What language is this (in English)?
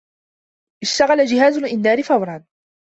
Arabic